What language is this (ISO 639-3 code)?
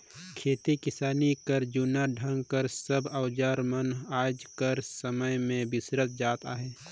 hne